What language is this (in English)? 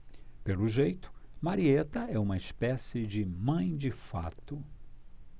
Portuguese